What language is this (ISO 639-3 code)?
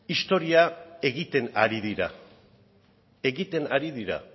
eus